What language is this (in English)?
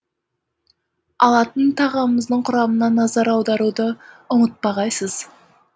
Kazakh